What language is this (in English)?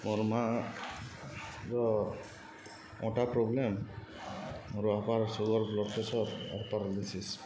Odia